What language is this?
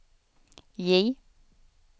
Swedish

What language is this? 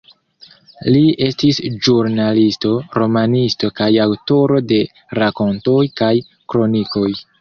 Esperanto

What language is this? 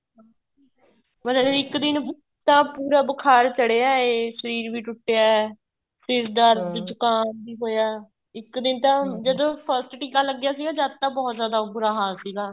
Punjabi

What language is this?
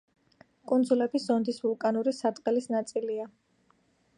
Georgian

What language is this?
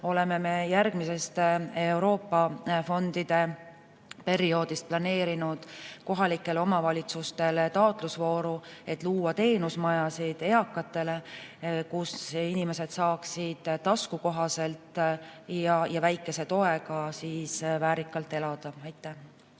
Estonian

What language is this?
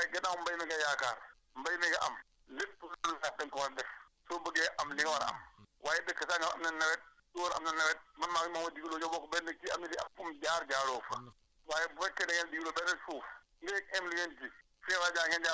Wolof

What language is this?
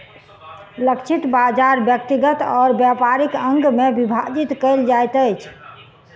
Maithili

